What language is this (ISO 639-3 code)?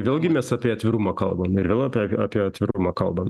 lit